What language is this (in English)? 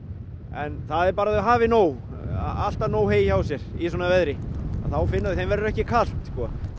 Icelandic